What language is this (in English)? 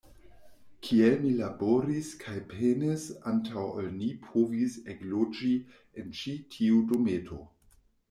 Esperanto